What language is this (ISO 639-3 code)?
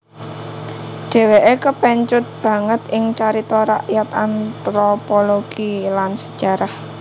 jav